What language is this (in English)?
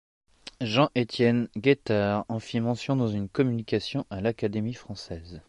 French